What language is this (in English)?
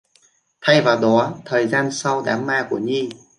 Vietnamese